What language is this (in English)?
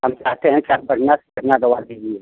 Hindi